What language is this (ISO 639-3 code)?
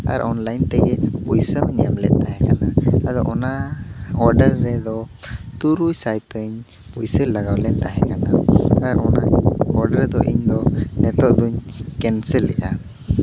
sat